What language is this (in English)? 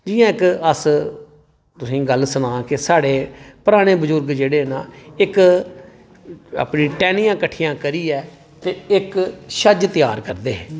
Dogri